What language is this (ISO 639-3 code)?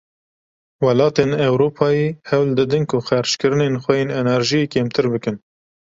kur